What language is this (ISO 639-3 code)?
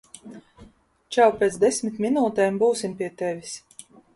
lav